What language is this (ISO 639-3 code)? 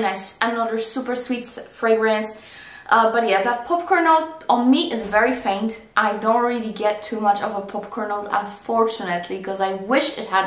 eng